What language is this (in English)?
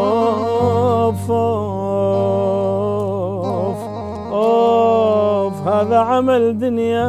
Arabic